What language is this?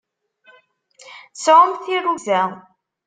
Kabyle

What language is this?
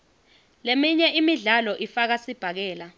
Swati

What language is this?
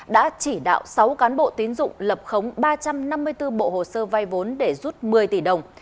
Vietnamese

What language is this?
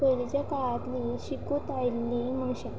Konkani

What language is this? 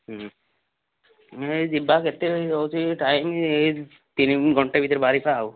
Odia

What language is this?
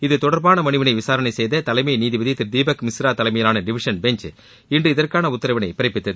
Tamil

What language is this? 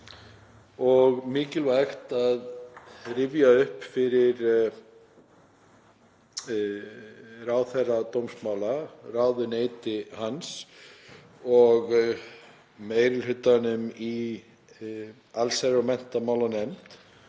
Icelandic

